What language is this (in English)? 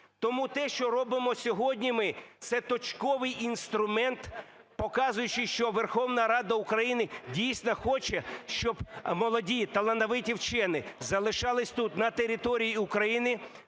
Ukrainian